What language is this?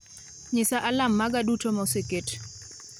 Luo (Kenya and Tanzania)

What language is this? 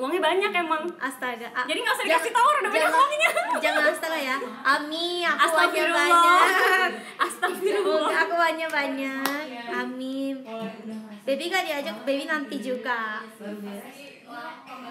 Indonesian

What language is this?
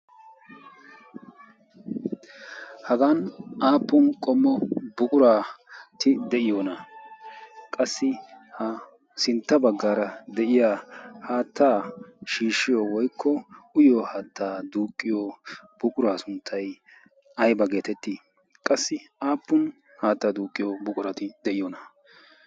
Wolaytta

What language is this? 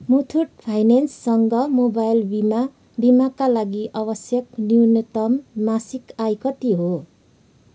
Nepali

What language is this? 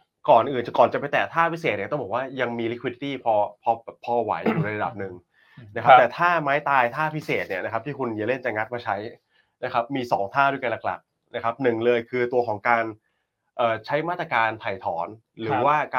Thai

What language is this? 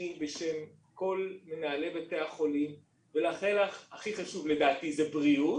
Hebrew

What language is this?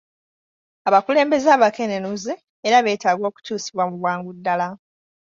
Ganda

